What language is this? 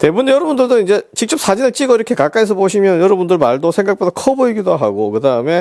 Korean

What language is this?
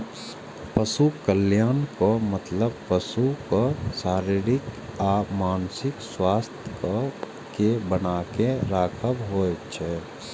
Maithili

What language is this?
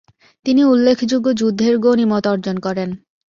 Bangla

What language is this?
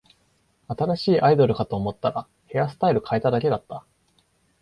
Japanese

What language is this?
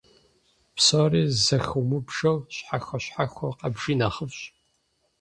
Kabardian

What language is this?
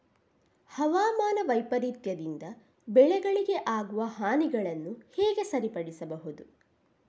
Kannada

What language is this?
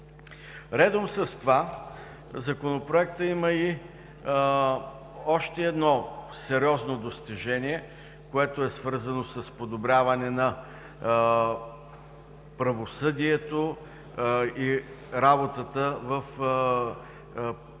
Bulgarian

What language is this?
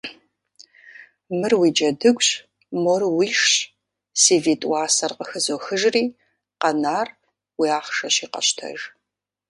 Kabardian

